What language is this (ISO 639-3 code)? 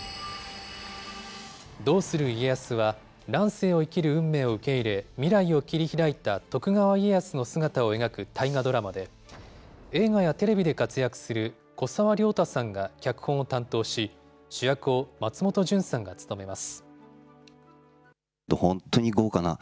jpn